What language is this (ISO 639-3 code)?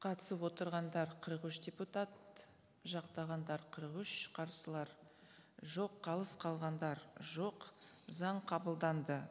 kaz